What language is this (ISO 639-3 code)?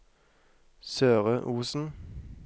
nor